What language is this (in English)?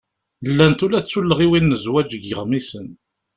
Kabyle